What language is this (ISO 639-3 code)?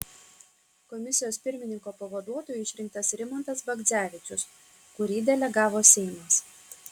lit